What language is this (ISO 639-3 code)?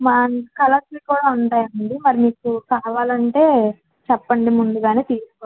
tel